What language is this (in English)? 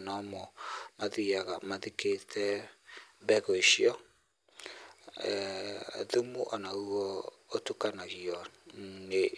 Kikuyu